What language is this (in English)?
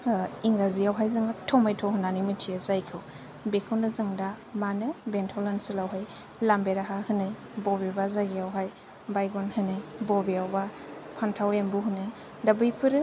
Bodo